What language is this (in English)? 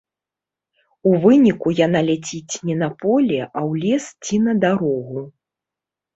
Belarusian